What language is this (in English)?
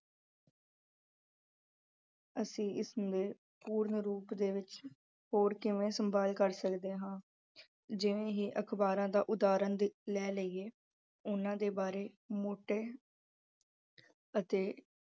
Punjabi